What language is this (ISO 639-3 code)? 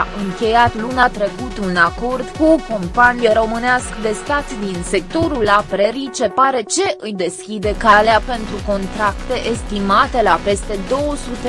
ron